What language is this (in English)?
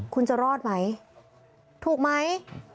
Thai